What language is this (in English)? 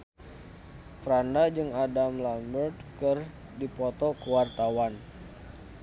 Sundanese